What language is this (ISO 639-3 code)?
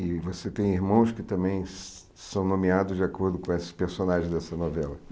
por